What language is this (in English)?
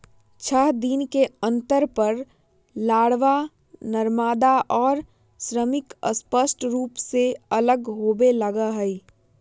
Magahi